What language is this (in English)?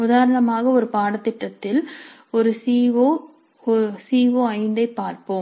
Tamil